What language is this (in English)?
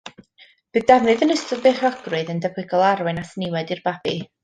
Welsh